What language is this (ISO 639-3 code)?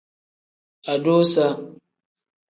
kdh